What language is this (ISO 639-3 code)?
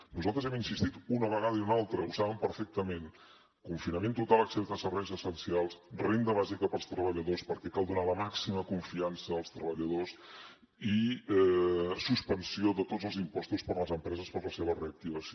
cat